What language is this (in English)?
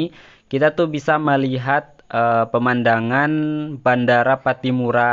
Indonesian